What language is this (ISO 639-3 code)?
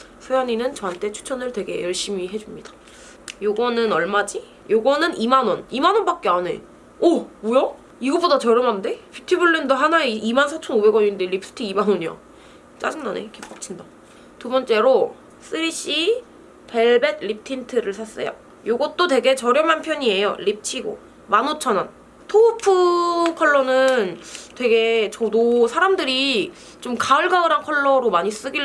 kor